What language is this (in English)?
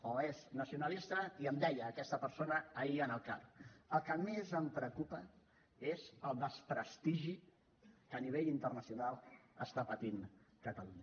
Catalan